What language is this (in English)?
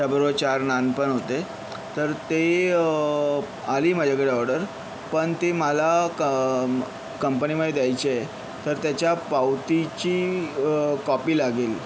Marathi